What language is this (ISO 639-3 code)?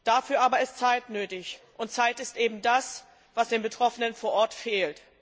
deu